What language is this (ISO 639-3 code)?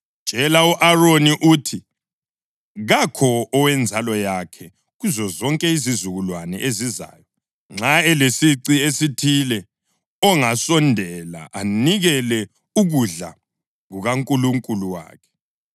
nde